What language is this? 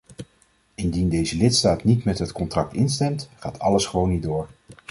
Dutch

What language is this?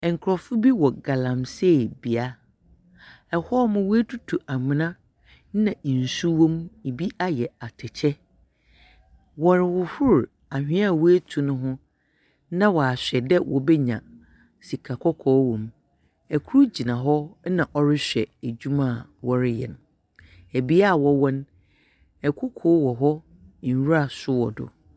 Akan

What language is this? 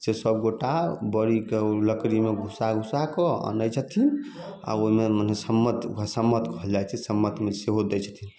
Maithili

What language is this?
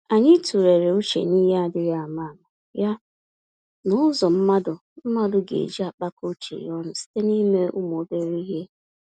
Igbo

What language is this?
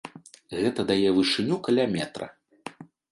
Belarusian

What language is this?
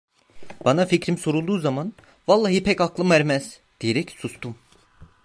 Turkish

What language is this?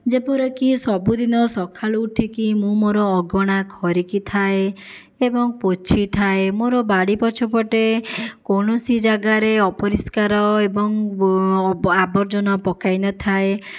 Odia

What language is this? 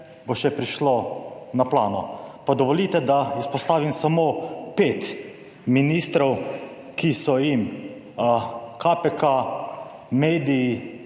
Slovenian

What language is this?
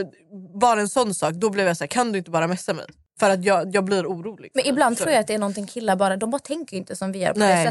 Swedish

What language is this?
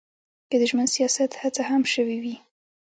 Pashto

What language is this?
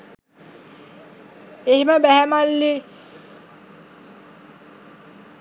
Sinhala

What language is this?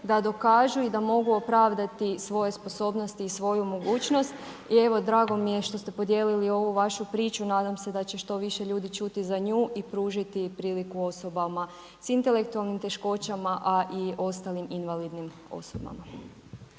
Croatian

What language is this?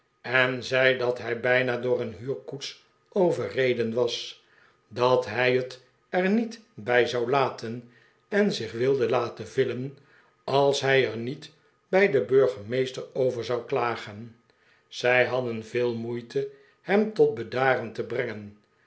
Dutch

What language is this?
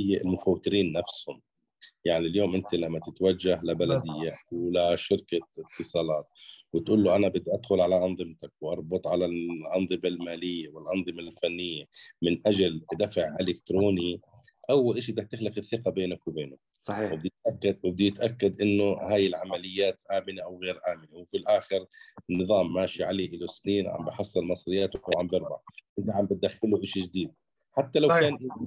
Arabic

